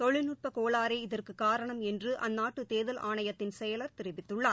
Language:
Tamil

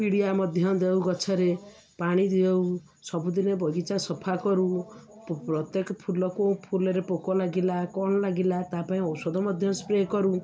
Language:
Odia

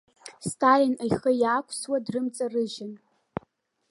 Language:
Abkhazian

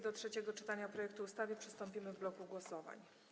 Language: Polish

